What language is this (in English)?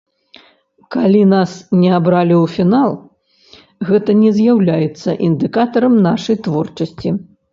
Belarusian